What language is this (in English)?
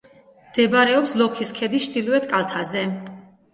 Georgian